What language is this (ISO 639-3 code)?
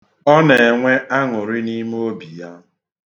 ibo